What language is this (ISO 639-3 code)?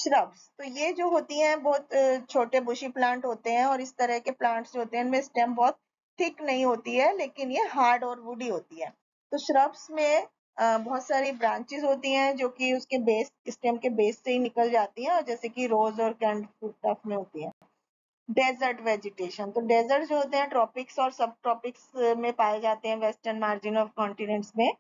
hin